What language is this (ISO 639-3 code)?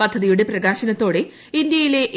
mal